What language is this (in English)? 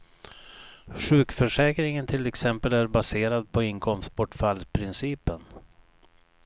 Swedish